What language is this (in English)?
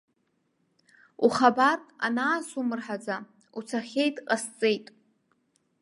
Abkhazian